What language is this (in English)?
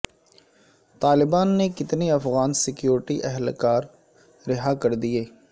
Urdu